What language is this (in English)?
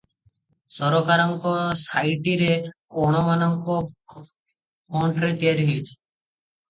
Odia